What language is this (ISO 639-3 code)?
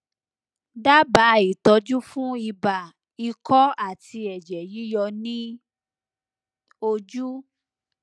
yor